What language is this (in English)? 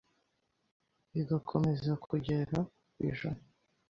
Kinyarwanda